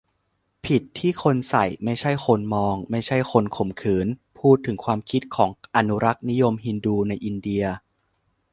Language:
Thai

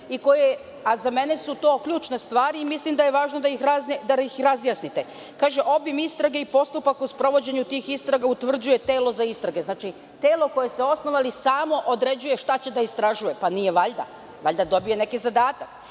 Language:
Serbian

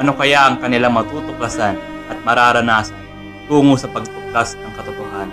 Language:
Filipino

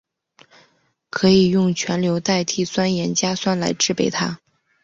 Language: Chinese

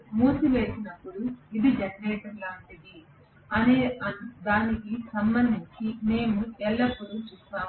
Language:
Telugu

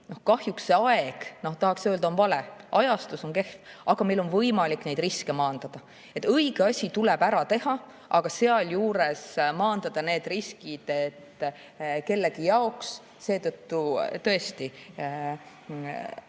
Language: Estonian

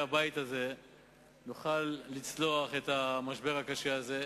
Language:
Hebrew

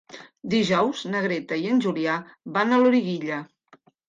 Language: Catalan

